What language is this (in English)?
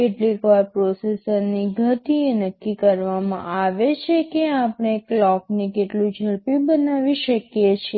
Gujarati